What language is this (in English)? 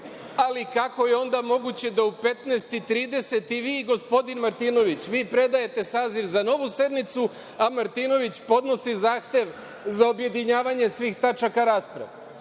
Serbian